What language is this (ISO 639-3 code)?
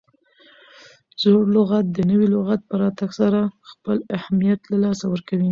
pus